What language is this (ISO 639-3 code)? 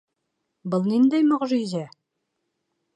bak